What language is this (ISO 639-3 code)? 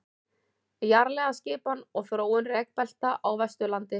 isl